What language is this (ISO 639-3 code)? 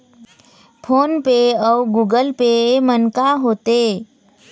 hne